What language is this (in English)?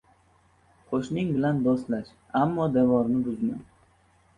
Uzbek